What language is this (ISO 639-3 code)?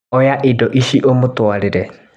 kik